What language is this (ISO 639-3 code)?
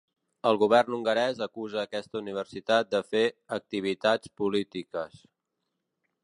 cat